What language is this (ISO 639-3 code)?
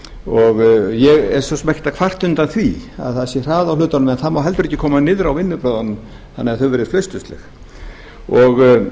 isl